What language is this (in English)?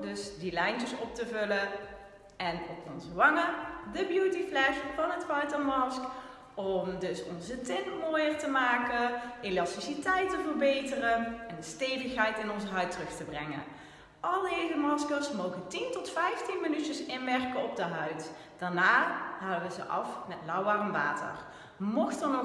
Dutch